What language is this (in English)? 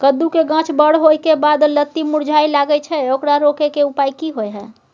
Maithili